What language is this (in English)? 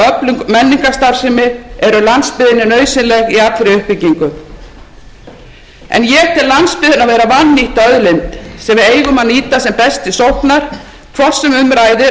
Icelandic